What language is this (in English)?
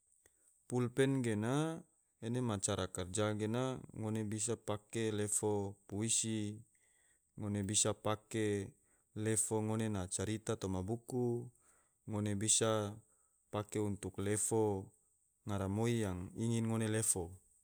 Tidore